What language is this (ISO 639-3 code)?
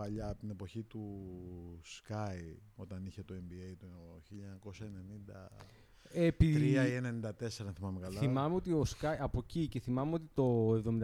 ell